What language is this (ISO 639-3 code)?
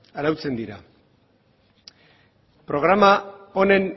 eus